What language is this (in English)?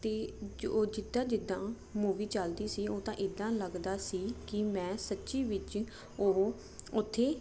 Punjabi